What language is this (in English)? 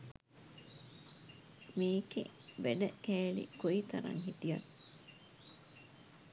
Sinhala